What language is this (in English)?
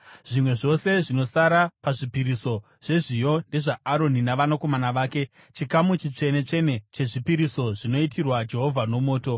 Shona